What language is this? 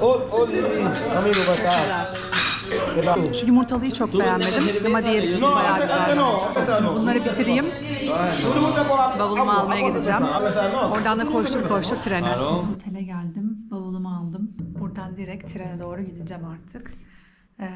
Turkish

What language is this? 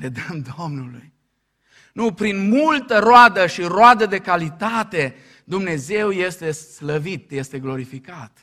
Romanian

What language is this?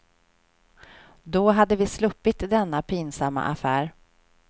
Swedish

